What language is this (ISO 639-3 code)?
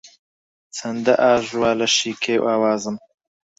ckb